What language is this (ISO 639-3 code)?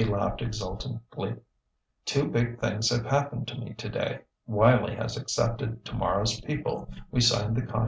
eng